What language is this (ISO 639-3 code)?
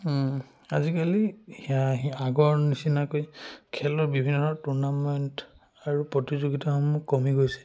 asm